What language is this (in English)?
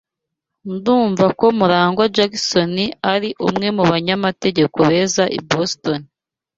Kinyarwanda